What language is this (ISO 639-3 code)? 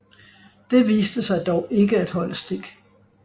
dan